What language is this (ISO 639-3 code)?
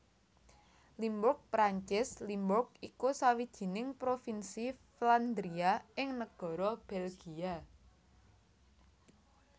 jav